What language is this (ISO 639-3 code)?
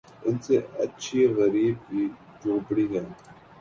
urd